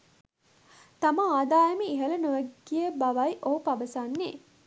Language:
Sinhala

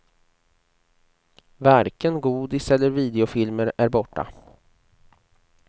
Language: Swedish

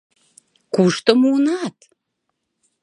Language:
Mari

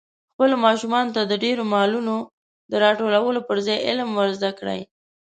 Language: Pashto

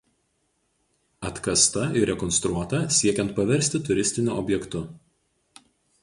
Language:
Lithuanian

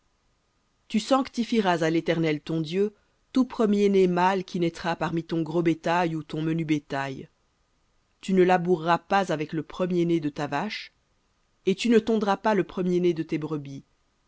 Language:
French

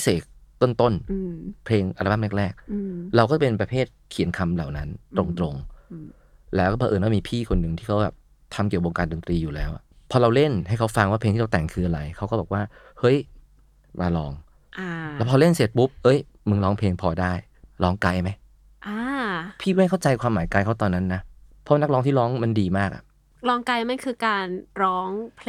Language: Thai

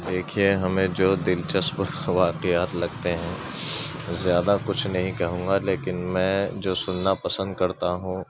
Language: Urdu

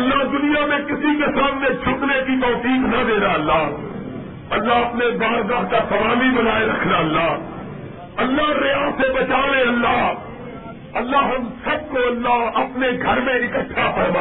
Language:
Urdu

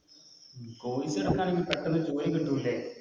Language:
Malayalam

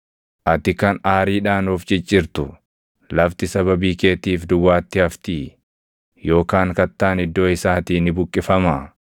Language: Oromo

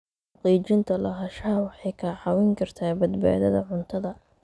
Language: Somali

